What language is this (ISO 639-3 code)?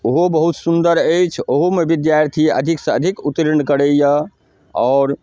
mai